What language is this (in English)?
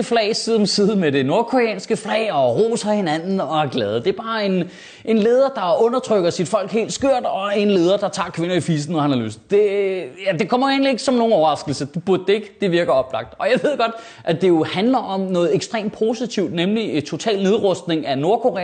Danish